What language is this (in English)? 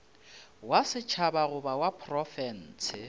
Northern Sotho